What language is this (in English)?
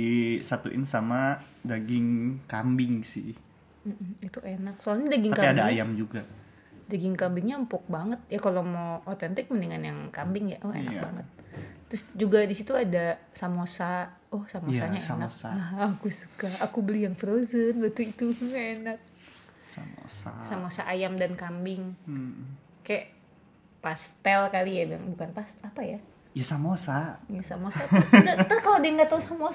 Indonesian